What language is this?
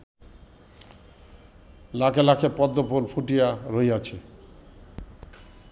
Bangla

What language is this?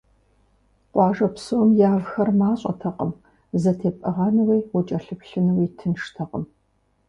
Kabardian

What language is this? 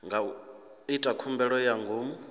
Venda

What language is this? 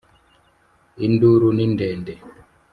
Kinyarwanda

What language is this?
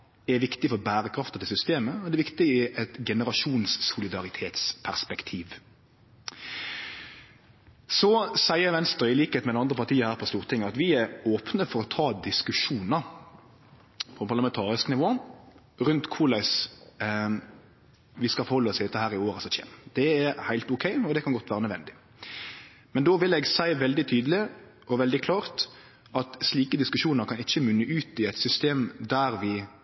Norwegian Nynorsk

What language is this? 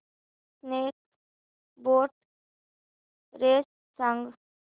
Marathi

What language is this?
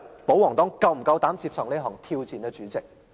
Cantonese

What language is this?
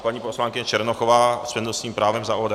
Czech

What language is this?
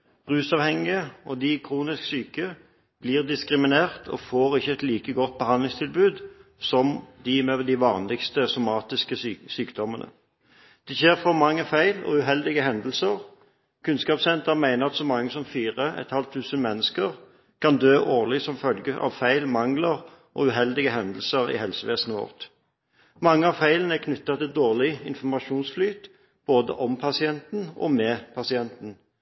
Norwegian Bokmål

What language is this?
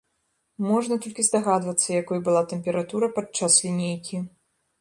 Belarusian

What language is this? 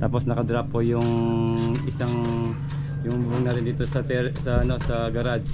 Filipino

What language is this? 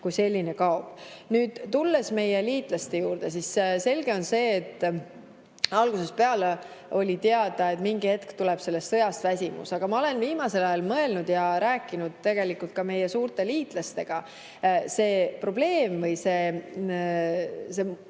Estonian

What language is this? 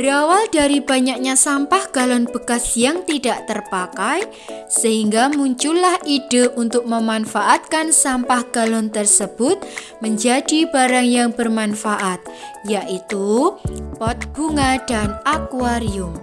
Indonesian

